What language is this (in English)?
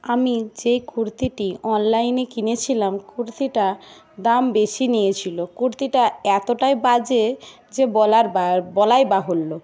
Bangla